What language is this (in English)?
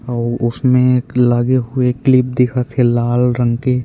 Chhattisgarhi